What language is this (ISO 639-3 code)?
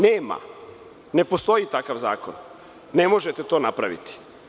srp